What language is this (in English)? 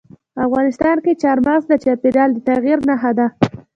Pashto